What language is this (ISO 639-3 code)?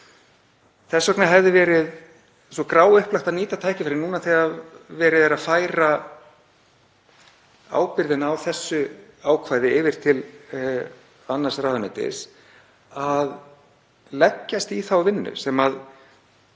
isl